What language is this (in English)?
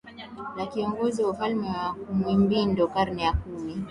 Swahili